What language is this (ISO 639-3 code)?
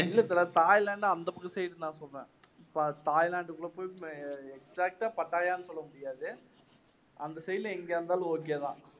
tam